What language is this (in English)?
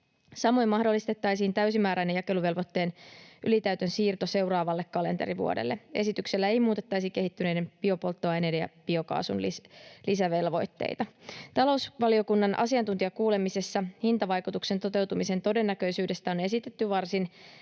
Finnish